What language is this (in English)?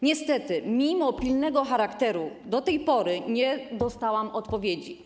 Polish